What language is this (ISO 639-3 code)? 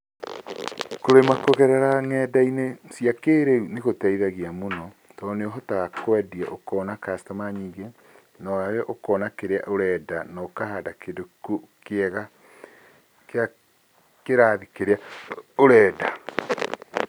kik